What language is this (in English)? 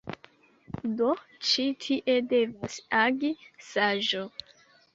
Esperanto